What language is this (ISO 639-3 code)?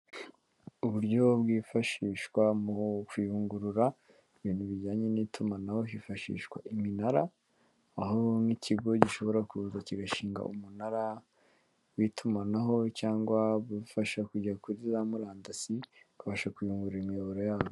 kin